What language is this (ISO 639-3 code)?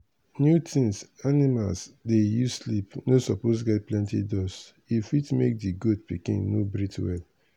pcm